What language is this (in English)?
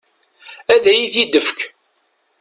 Kabyle